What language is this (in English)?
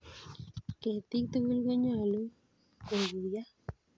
Kalenjin